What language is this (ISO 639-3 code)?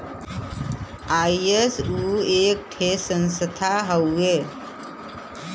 bho